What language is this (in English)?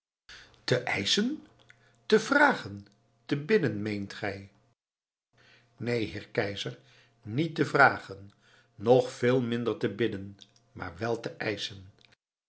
Dutch